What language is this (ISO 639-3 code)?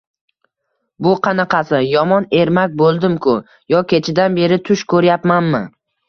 uzb